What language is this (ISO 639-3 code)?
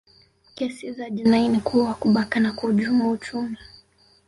swa